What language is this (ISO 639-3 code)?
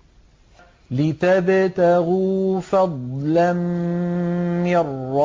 ara